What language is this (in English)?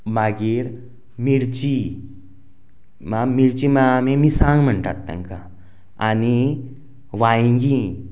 Konkani